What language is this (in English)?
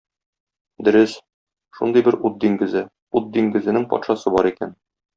Tatar